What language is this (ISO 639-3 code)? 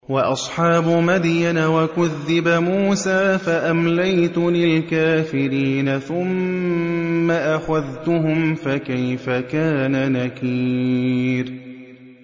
ara